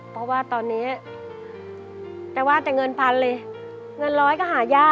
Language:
Thai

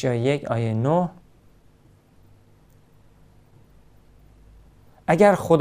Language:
Persian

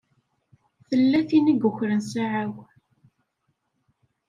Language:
Kabyle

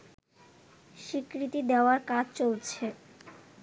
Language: Bangla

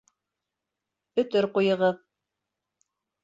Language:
Bashkir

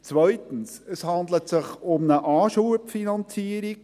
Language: Swiss German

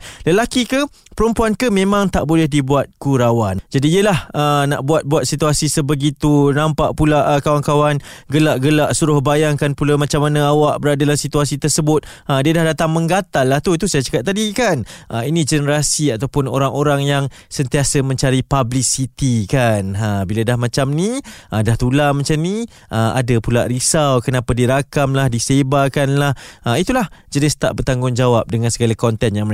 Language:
Malay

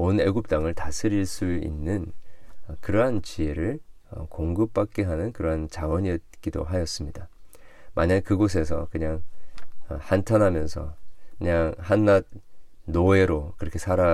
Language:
Korean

